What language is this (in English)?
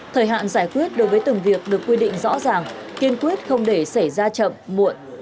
Vietnamese